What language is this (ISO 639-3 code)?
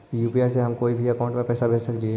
mag